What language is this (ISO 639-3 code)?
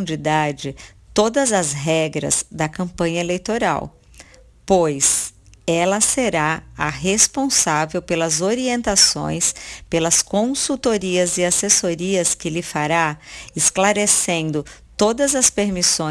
por